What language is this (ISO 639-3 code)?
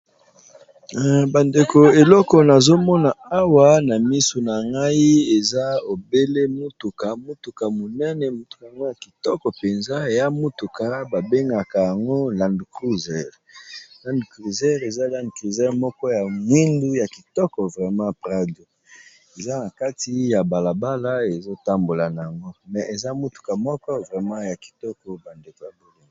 lin